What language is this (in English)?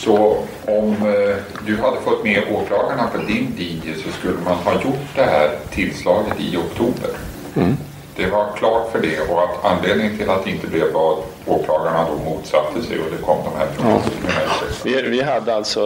Swedish